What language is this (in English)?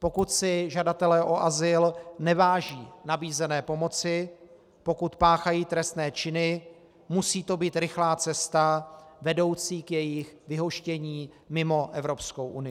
Czech